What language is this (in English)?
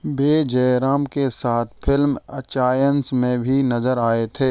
Hindi